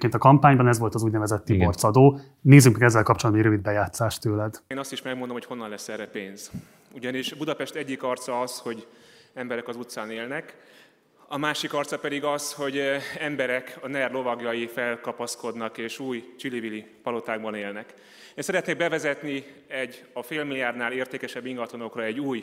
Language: Hungarian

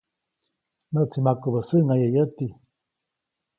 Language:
Copainalá Zoque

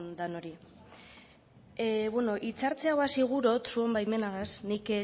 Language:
Basque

